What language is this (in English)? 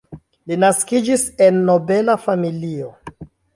Esperanto